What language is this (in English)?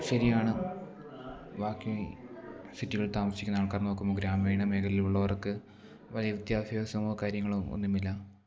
Malayalam